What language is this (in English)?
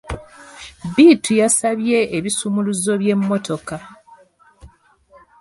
Ganda